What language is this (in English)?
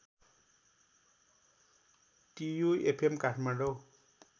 Nepali